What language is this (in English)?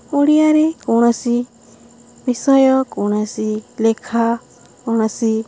Odia